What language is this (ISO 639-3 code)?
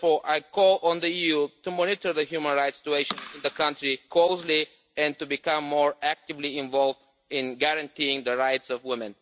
eng